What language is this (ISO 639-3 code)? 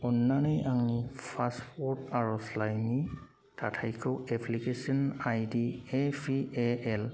brx